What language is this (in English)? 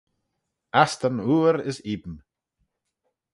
Manx